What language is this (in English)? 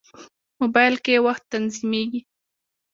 Pashto